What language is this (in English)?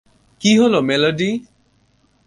Bangla